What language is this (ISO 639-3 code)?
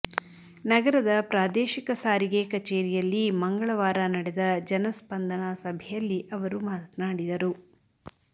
kan